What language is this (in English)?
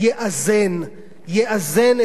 Hebrew